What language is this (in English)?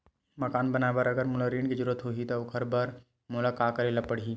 Chhattisgarhi